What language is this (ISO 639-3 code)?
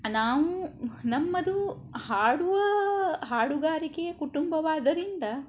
kan